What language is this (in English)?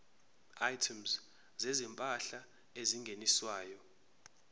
Zulu